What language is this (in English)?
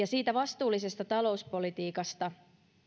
Finnish